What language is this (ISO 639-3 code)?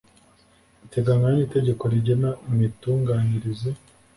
kin